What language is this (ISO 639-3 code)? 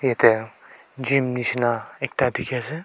nag